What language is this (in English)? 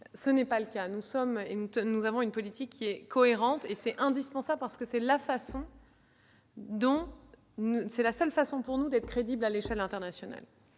French